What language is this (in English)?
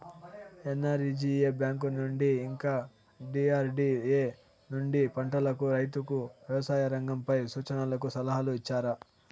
Telugu